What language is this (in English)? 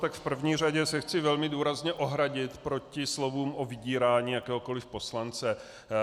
Czech